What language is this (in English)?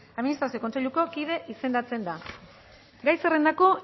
Basque